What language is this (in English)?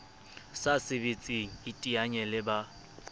Southern Sotho